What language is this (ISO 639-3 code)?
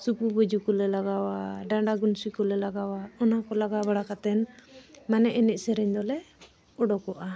sat